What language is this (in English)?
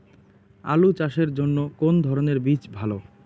Bangla